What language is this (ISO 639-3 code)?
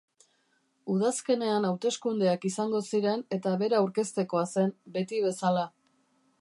eus